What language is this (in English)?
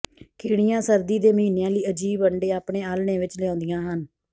Punjabi